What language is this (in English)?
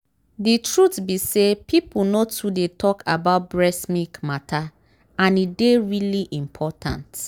Nigerian Pidgin